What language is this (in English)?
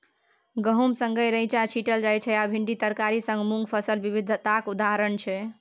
Maithili